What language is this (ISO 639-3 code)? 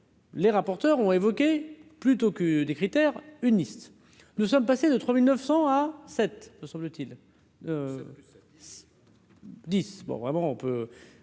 fra